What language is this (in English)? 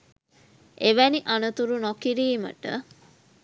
Sinhala